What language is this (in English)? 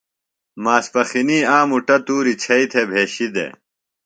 Phalura